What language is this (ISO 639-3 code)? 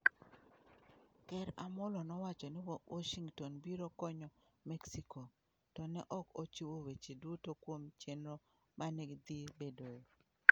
luo